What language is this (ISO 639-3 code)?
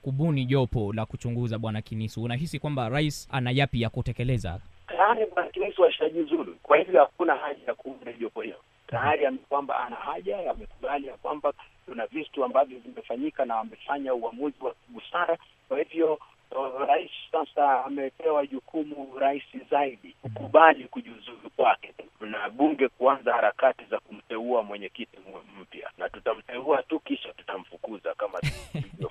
swa